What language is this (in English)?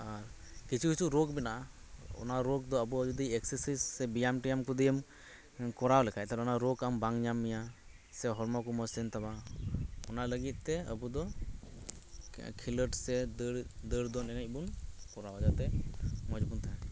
Santali